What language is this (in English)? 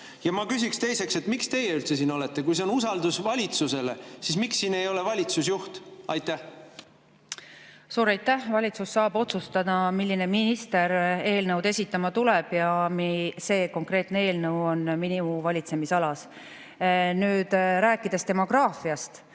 Estonian